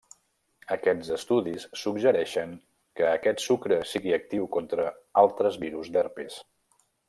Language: Catalan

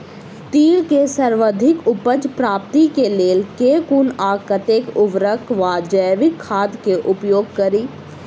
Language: Maithili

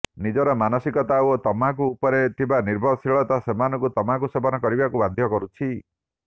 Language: Odia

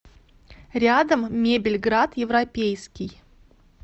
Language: Russian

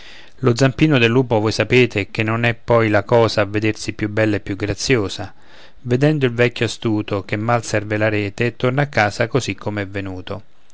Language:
Italian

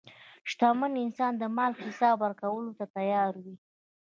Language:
Pashto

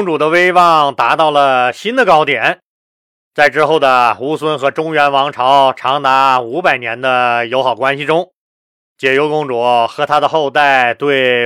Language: Chinese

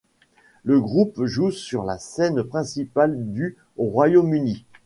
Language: French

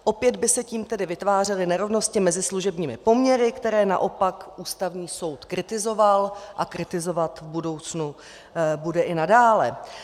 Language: Czech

